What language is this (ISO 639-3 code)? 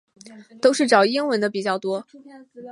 zho